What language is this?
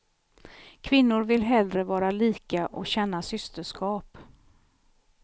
Swedish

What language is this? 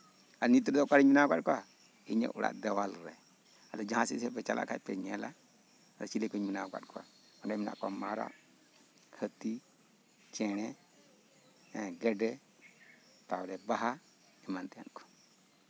Santali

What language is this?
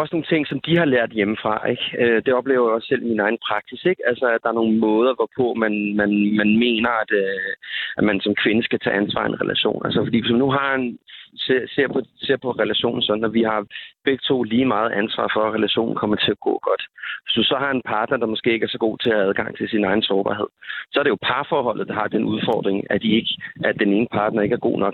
Danish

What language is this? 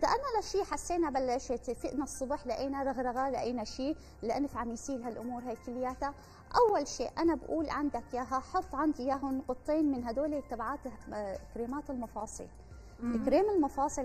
Arabic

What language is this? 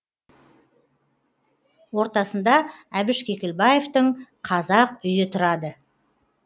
Kazakh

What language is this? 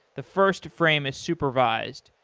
English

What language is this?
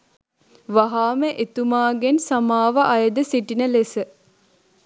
Sinhala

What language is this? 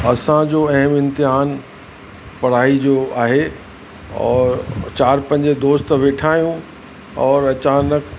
Sindhi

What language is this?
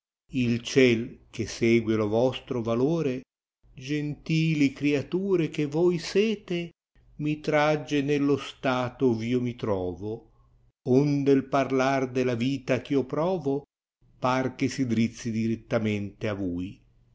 Italian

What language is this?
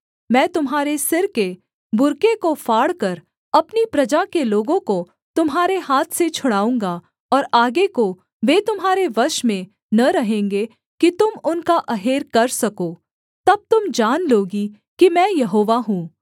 Hindi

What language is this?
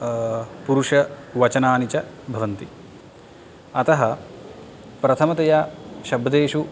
Sanskrit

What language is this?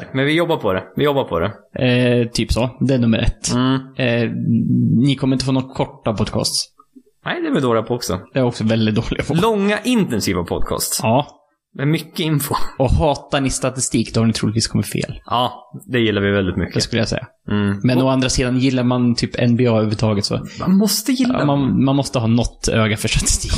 Swedish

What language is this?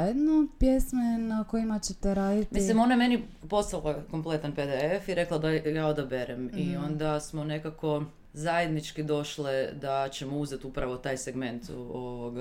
Croatian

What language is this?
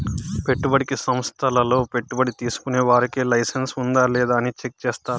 Telugu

